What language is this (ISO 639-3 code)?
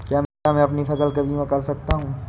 hin